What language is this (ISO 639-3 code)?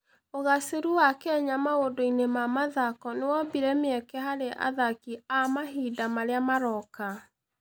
kik